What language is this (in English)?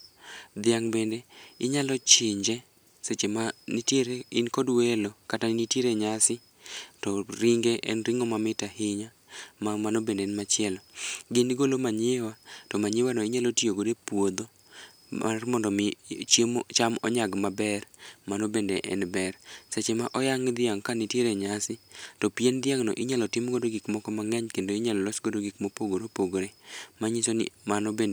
Luo (Kenya and Tanzania)